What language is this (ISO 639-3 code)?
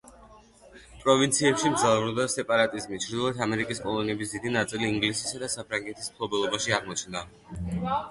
kat